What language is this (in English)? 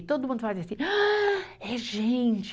Portuguese